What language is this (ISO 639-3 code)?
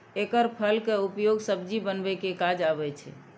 mai